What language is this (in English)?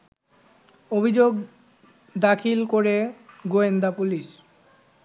Bangla